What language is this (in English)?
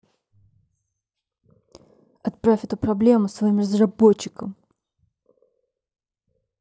Russian